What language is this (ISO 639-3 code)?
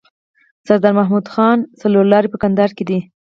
pus